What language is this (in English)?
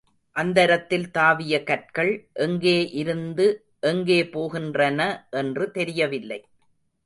Tamil